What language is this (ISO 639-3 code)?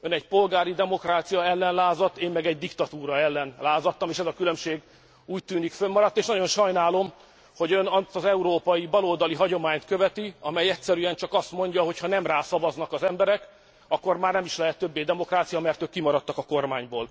hun